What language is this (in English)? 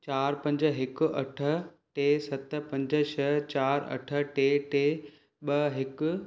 Sindhi